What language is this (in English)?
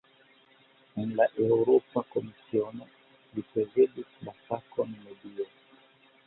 Esperanto